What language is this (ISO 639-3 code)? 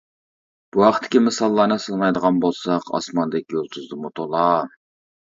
uig